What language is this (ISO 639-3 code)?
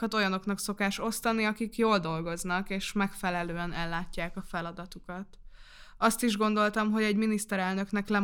hun